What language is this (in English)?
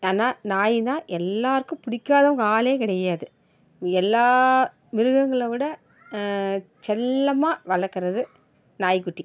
Tamil